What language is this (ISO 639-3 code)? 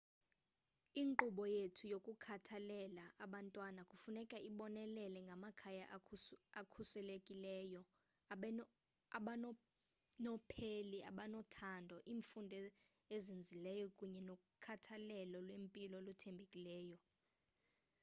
xho